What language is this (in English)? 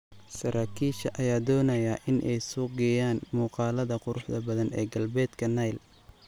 Somali